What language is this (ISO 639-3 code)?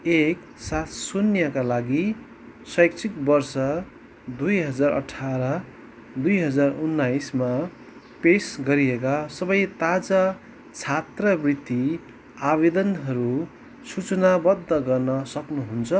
nep